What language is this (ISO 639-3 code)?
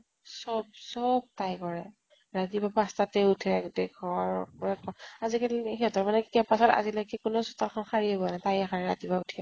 asm